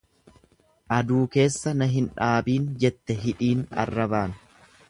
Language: Oromo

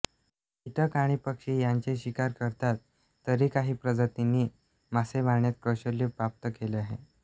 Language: Marathi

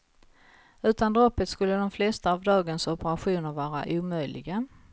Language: Swedish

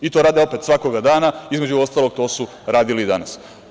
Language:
Serbian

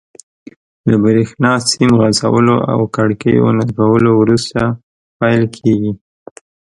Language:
Pashto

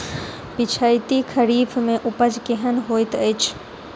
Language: Maithili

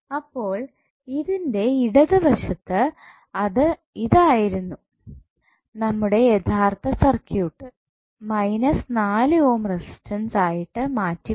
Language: Malayalam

